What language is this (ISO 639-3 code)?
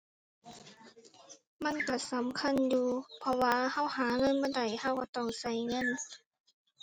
tha